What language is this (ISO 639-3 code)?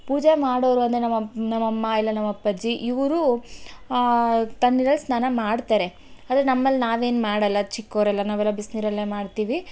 kan